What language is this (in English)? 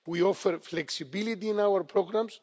English